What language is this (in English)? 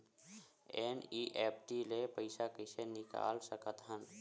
Chhattisgarhi